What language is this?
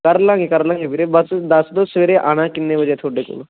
Punjabi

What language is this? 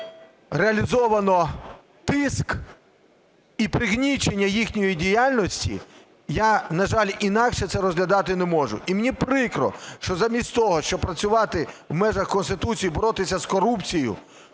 Ukrainian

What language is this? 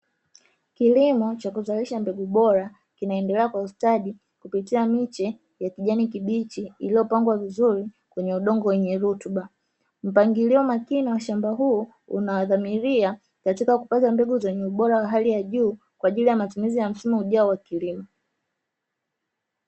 Swahili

